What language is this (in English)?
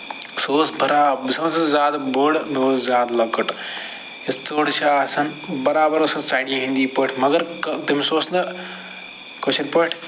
Kashmiri